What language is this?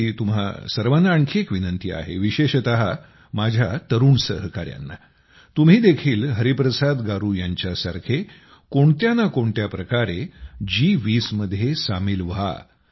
Marathi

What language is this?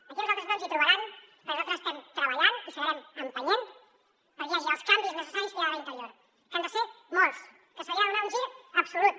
Catalan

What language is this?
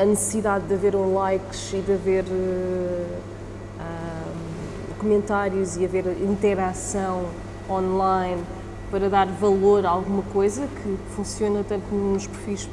Portuguese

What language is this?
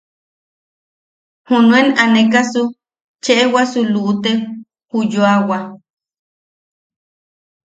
Yaqui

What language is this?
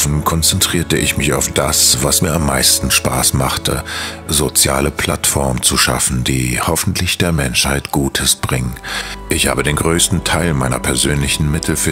German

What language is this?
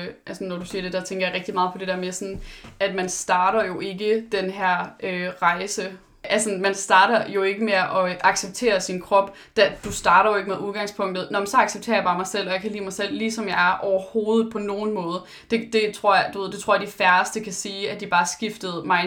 Danish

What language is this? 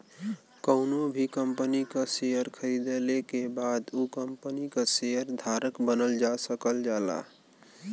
Bhojpuri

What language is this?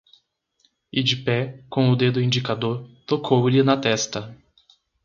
Portuguese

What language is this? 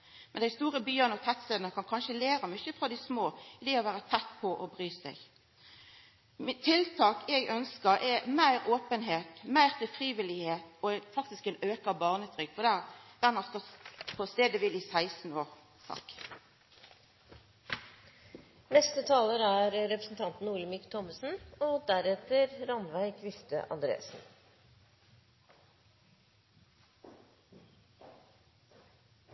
Norwegian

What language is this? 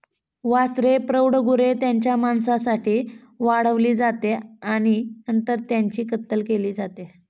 Marathi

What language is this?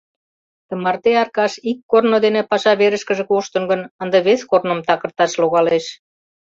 Mari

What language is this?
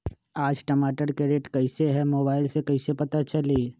Magahi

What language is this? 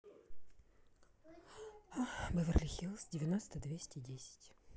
Russian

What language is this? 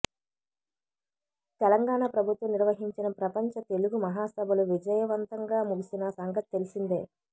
Telugu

